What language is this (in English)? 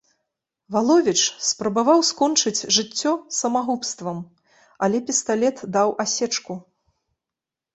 Belarusian